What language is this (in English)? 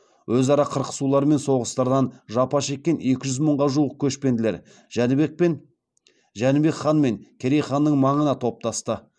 Kazakh